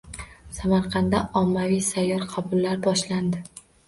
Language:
Uzbek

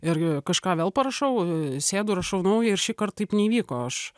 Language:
Lithuanian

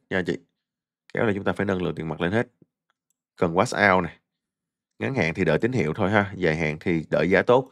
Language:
Vietnamese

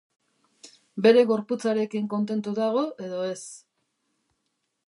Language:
Basque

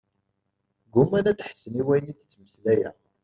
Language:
Kabyle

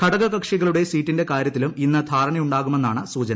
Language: Malayalam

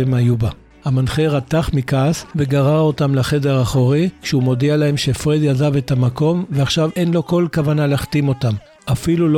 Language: Hebrew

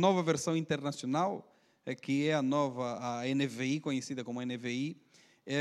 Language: Portuguese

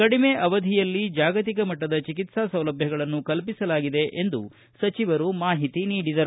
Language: Kannada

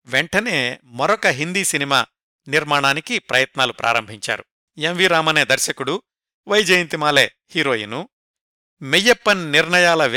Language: Telugu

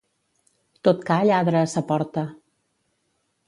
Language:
Catalan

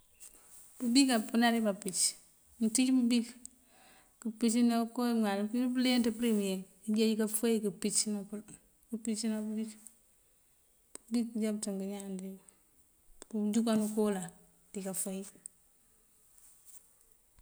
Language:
Mandjak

